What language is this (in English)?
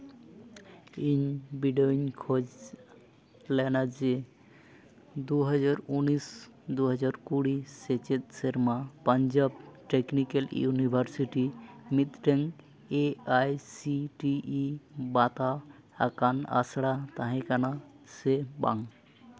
Santali